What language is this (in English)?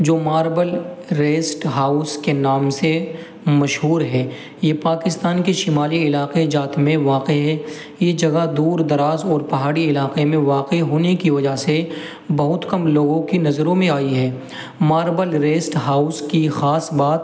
Urdu